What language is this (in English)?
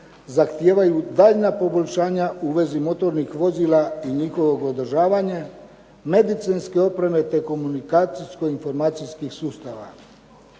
Croatian